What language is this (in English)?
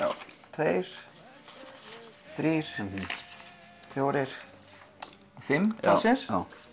Icelandic